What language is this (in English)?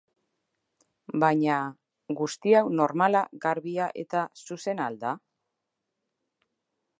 Basque